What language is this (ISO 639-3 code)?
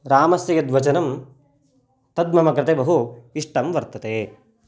san